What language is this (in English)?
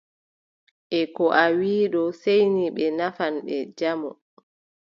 Adamawa Fulfulde